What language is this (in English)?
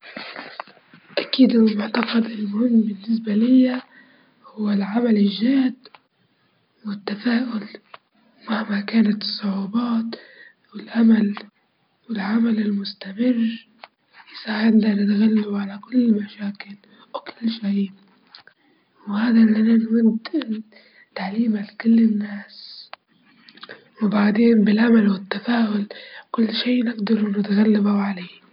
Libyan Arabic